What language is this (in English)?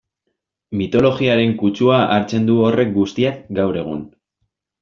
Basque